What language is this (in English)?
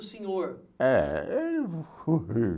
Portuguese